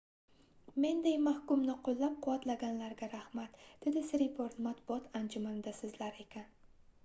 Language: Uzbek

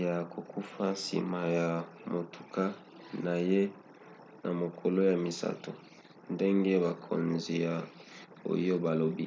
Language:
Lingala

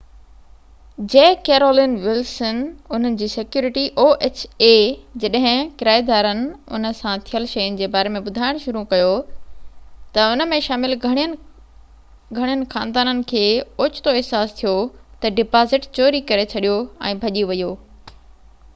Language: Sindhi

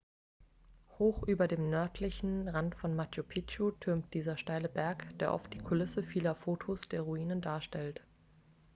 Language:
German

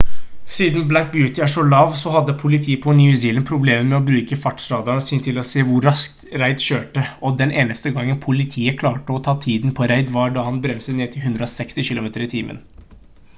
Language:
Norwegian Bokmål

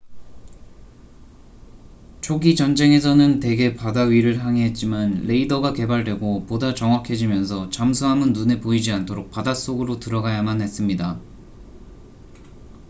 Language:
Korean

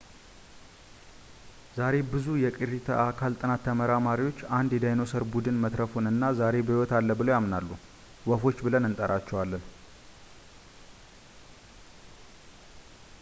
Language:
Amharic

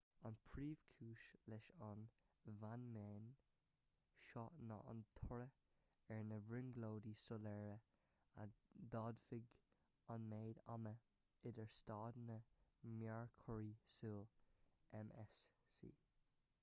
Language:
Irish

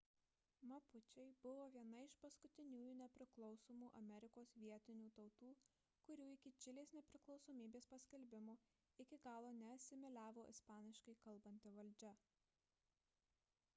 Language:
Lithuanian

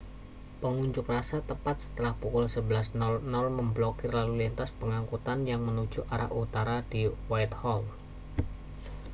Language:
Indonesian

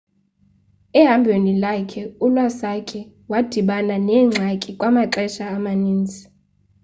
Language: Xhosa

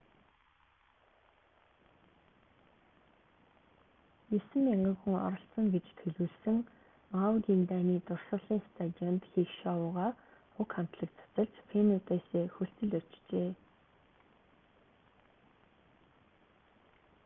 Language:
Mongolian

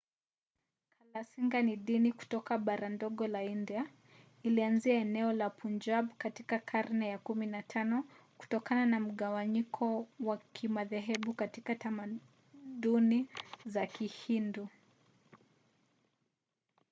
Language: Swahili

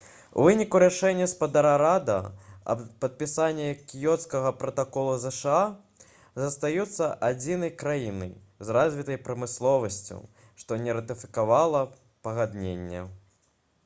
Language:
Belarusian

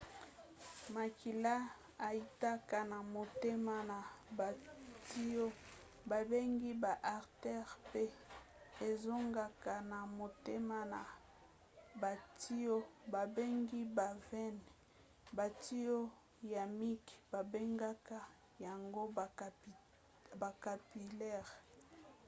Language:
Lingala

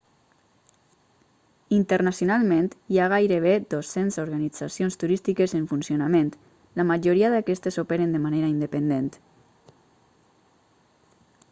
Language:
Catalan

